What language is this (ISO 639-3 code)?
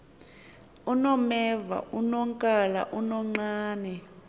xho